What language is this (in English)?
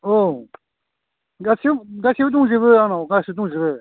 Bodo